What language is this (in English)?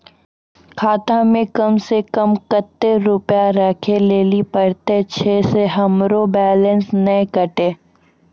Maithili